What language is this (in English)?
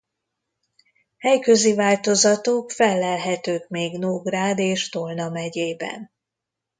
Hungarian